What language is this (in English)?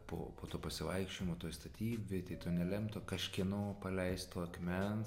Lithuanian